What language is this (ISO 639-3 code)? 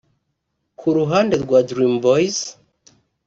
kin